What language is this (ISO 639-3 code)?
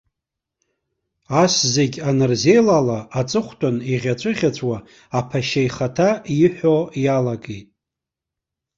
abk